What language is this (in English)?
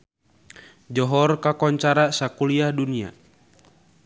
Sundanese